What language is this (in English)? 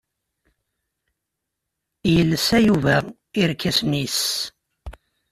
Kabyle